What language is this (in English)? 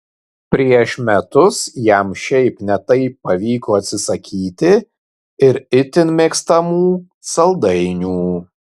Lithuanian